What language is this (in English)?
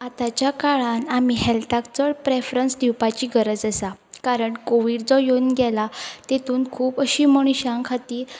Konkani